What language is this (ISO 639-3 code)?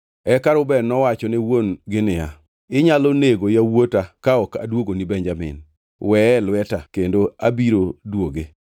luo